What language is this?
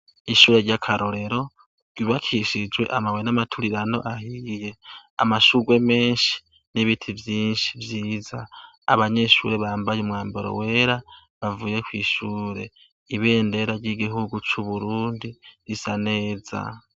Rundi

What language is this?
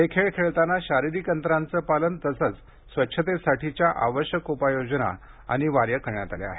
Marathi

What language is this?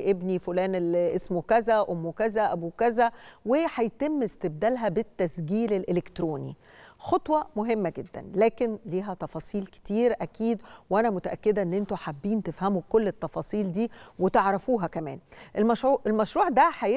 Arabic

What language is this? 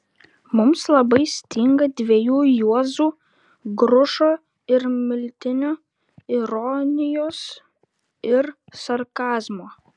Lithuanian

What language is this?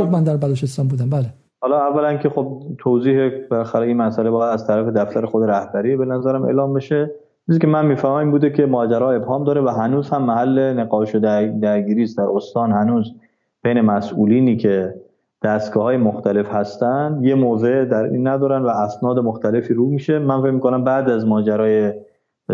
Persian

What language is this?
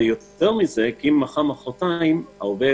Hebrew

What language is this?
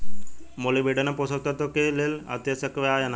Bhojpuri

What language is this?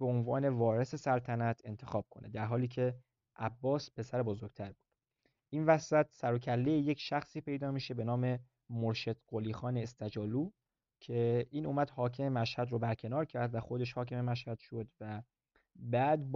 Persian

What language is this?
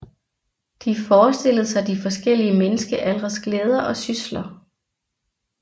Danish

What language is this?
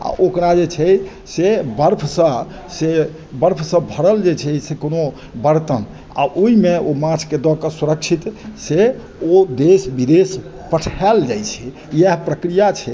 Maithili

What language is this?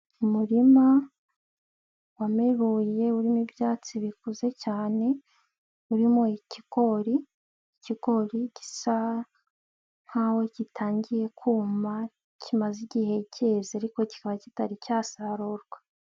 Kinyarwanda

